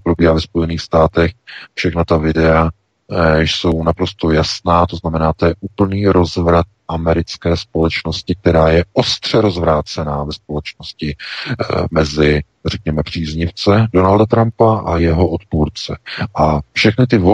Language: Czech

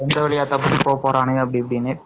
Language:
Tamil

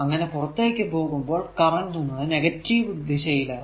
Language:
Malayalam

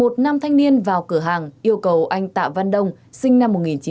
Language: Vietnamese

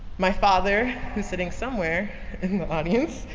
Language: English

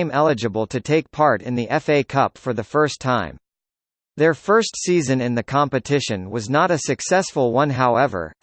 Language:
English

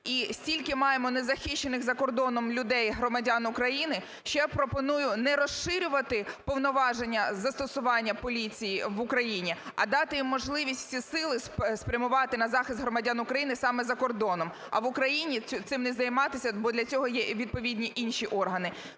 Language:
Ukrainian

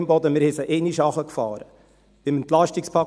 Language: Swiss German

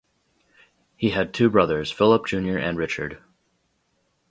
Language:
English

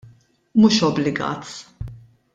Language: Maltese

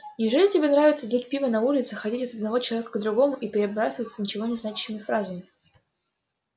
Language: Russian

